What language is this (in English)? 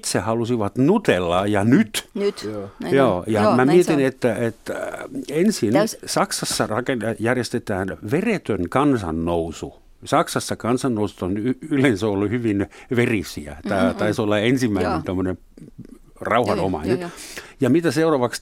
Finnish